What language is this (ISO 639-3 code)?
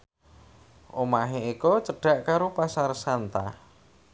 jav